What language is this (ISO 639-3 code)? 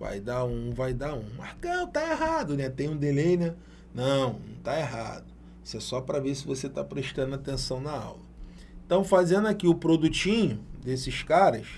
por